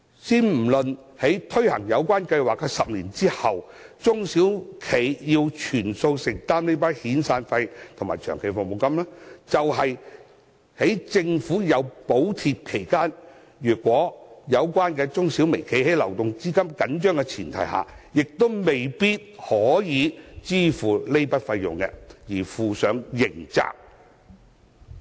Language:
Cantonese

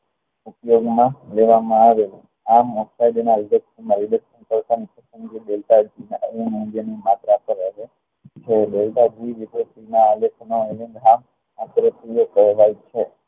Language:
Gujarati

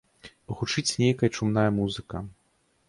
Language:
Belarusian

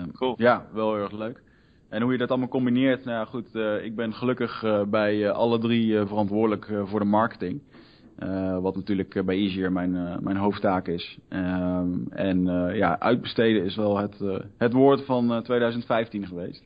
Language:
Dutch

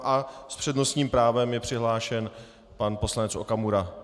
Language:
Czech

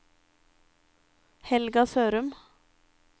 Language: Norwegian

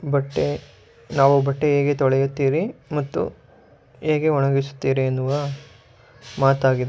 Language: Kannada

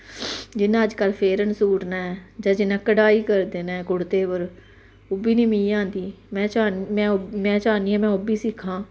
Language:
Dogri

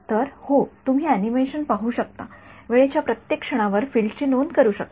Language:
Marathi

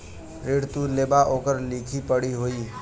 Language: Bhojpuri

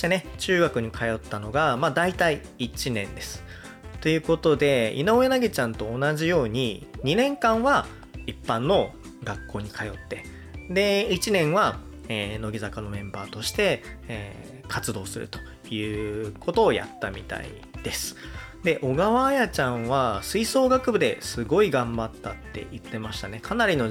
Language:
Japanese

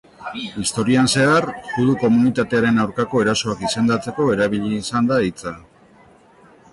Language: Basque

